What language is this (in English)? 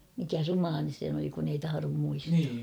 Finnish